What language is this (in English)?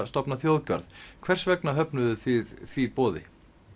Icelandic